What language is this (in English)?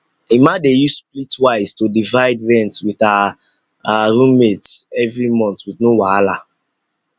Nigerian Pidgin